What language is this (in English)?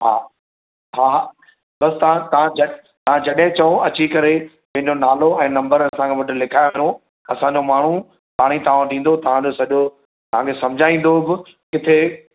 Sindhi